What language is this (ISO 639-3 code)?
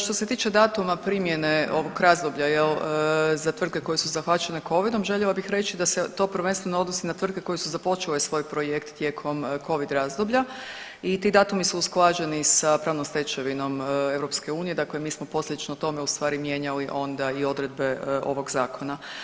hrv